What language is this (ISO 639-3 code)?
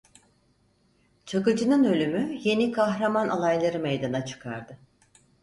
tur